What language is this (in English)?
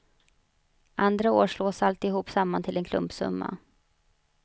Swedish